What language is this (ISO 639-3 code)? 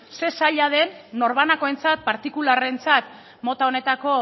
eus